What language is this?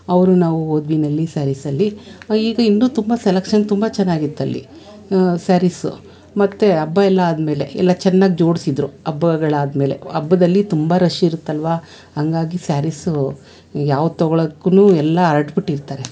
Kannada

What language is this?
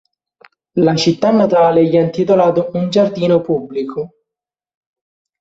Italian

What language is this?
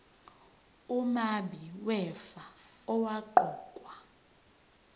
Zulu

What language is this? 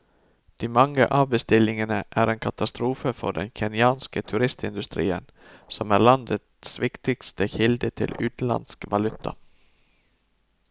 Norwegian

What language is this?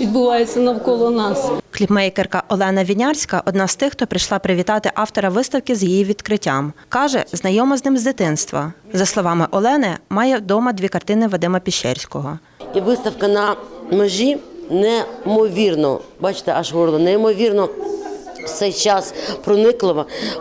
Ukrainian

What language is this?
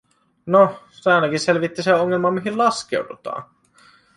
Finnish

